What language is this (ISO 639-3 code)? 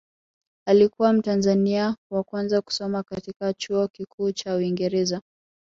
swa